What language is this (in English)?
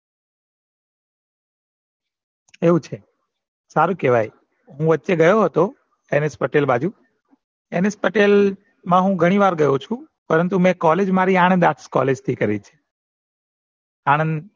Gujarati